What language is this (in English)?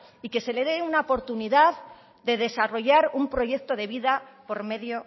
Spanish